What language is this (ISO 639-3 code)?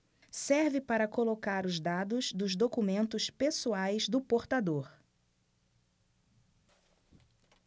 por